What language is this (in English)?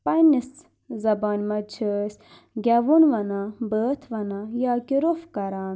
Kashmiri